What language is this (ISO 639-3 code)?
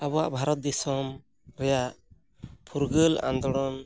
sat